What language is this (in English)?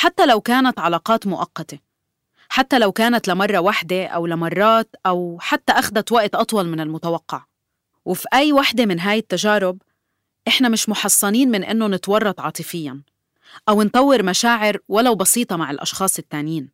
Arabic